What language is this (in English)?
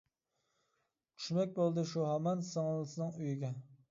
Uyghur